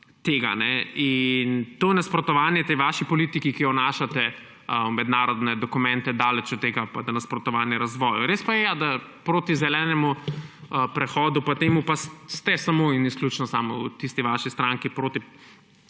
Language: Slovenian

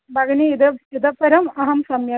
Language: Sanskrit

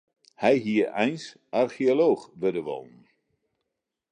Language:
Western Frisian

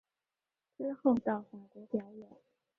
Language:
Chinese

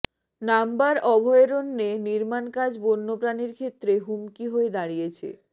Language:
Bangla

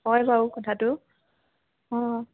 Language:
Assamese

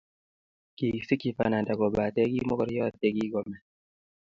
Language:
Kalenjin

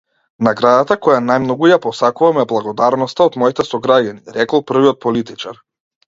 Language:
Macedonian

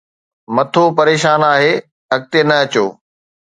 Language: Sindhi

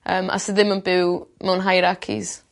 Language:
Welsh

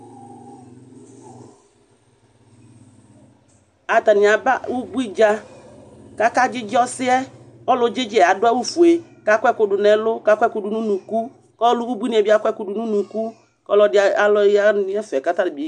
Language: Ikposo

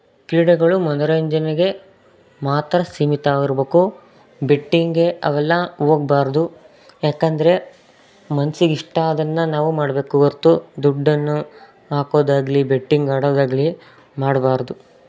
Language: Kannada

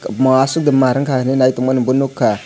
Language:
Kok Borok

